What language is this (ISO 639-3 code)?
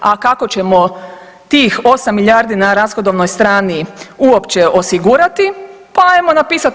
hrv